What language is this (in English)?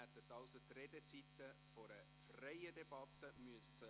Swiss German